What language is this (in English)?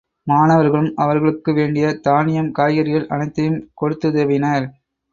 Tamil